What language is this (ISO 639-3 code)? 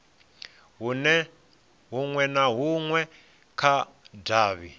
ven